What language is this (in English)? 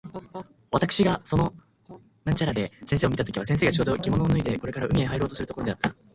Japanese